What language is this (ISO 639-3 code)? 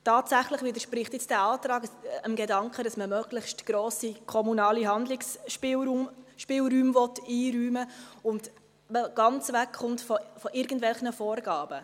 gsw